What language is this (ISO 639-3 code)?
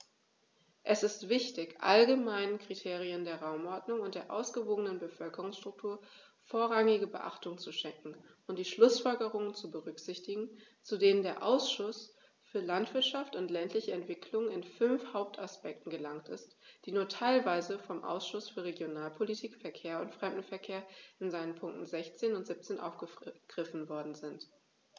deu